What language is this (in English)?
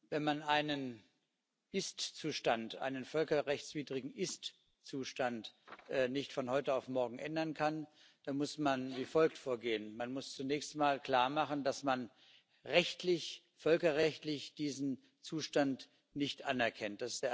German